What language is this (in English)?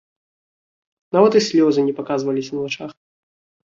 Belarusian